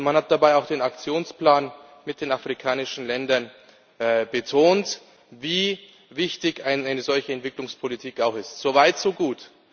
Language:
German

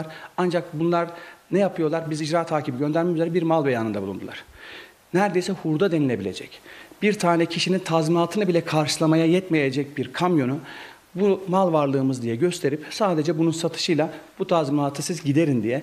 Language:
Turkish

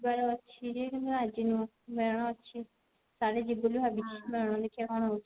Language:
Odia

